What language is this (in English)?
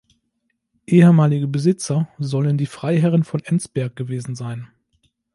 German